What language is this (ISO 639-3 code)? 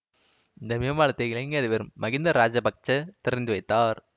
tam